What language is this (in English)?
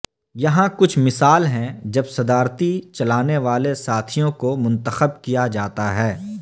Urdu